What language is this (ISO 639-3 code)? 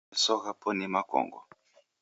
dav